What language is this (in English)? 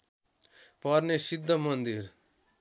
Nepali